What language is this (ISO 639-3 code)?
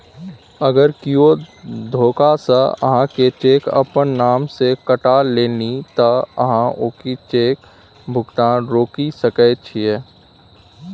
mai